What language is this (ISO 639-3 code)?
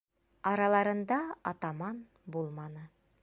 bak